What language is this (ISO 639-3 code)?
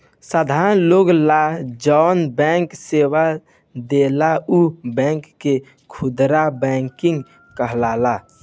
bho